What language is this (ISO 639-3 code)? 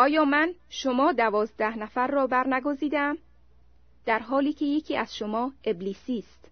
fas